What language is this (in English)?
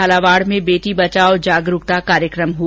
Hindi